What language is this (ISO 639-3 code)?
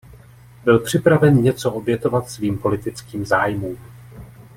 ces